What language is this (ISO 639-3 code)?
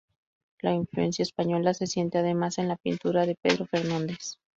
spa